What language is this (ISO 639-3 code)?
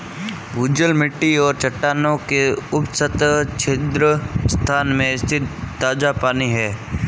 hin